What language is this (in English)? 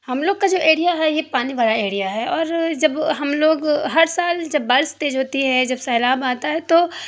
Urdu